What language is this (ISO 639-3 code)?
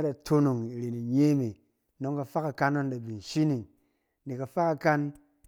cen